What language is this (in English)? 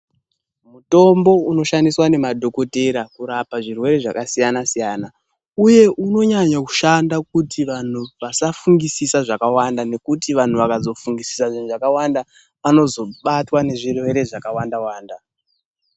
Ndau